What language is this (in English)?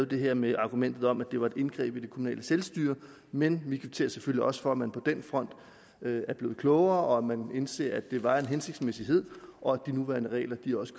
Danish